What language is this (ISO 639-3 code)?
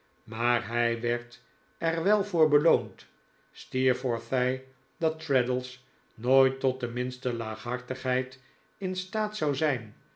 nld